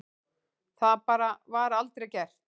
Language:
Icelandic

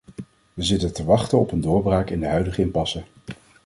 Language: Dutch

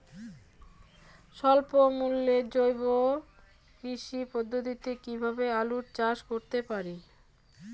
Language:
Bangla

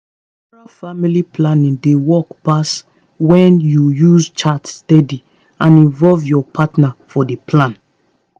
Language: Nigerian Pidgin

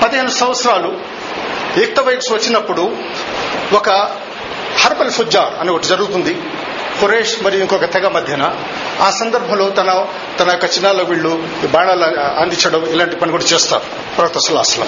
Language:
Telugu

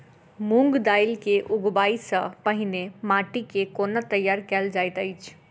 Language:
Maithili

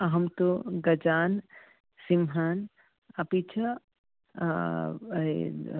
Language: Sanskrit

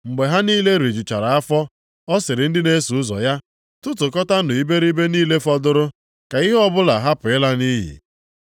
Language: Igbo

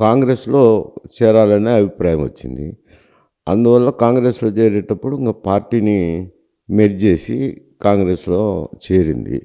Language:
Telugu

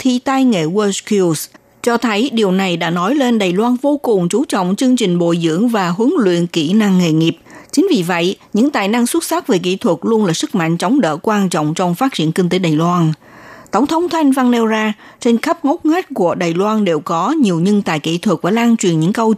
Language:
Vietnamese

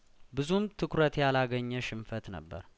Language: Amharic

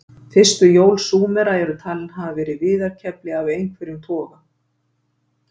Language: Icelandic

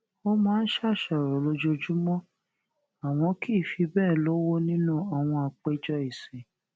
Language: Yoruba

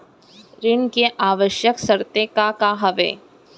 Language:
Chhattisgarhi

